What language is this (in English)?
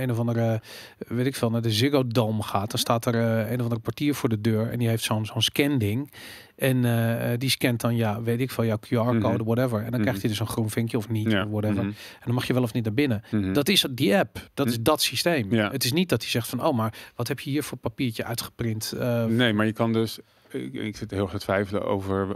Dutch